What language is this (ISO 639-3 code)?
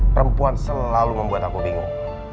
ind